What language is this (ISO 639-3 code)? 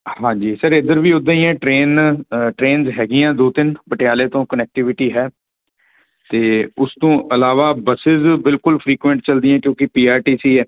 pan